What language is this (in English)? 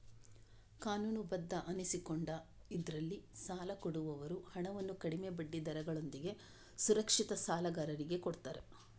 Kannada